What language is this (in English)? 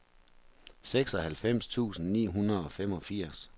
Danish